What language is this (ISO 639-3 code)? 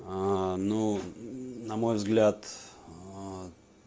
rus